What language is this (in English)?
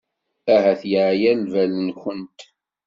Kabyle